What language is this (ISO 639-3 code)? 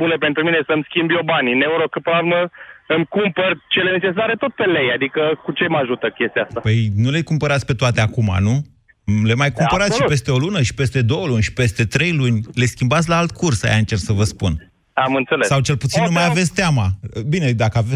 ron